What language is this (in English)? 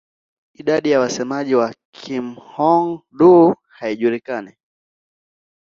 Swahili